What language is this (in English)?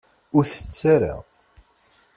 Kabyle